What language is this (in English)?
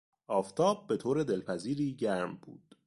Persian